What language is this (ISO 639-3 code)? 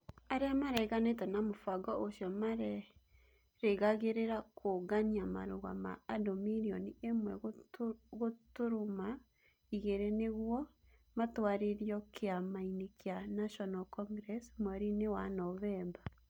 kik